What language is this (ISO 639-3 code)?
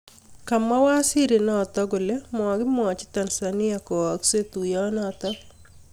kln